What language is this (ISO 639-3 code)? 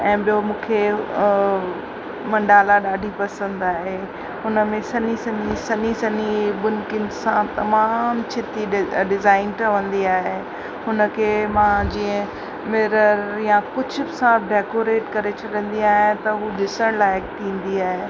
snd